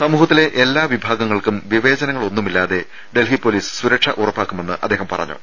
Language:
Malayalam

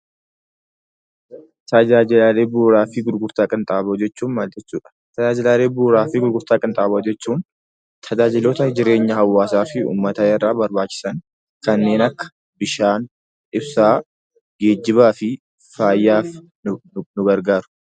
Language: Oromo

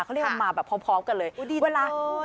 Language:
Thai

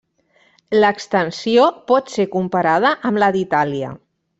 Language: Catalan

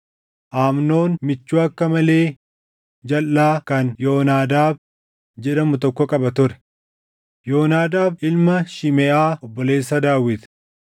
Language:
Oromo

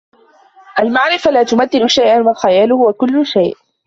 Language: Arabic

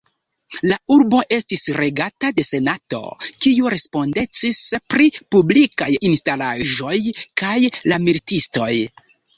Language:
Esperanto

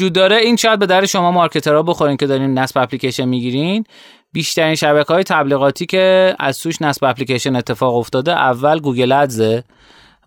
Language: Persian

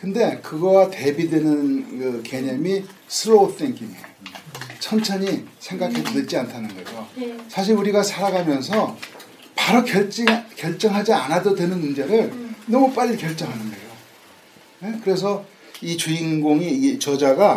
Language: Korean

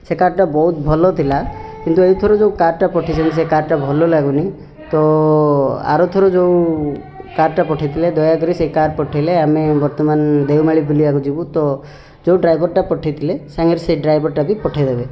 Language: Odia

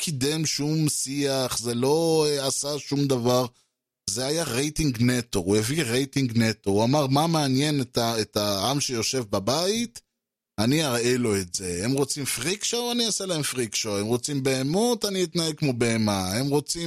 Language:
Hebrew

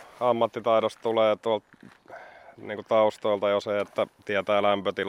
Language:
Finnish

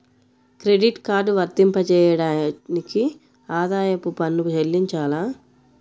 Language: Telugu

